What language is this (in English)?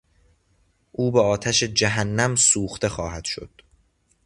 Persian